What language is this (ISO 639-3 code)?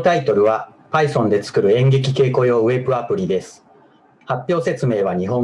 jpn